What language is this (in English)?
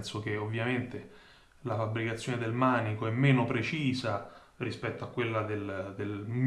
Italian